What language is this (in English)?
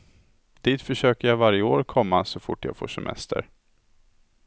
Swedish